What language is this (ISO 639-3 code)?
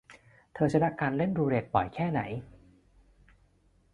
tha